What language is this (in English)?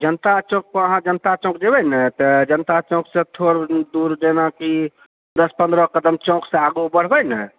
Maithili